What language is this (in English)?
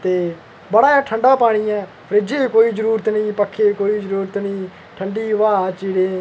Dogri